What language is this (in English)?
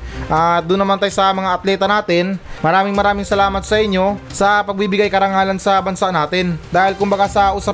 Filipino